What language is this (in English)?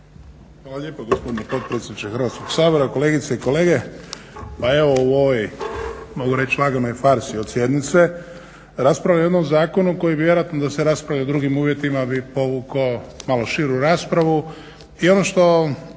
Croatian